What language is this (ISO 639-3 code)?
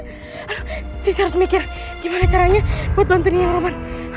ind